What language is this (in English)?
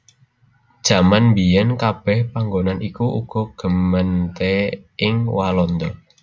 Javanese